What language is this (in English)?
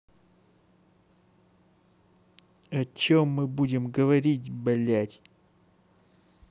Russian